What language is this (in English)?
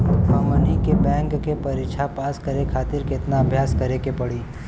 Bhojpuri